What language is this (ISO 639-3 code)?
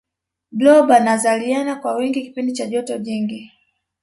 swa